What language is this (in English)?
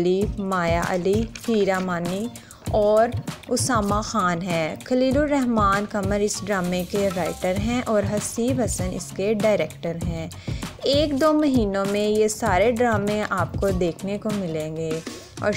Hindi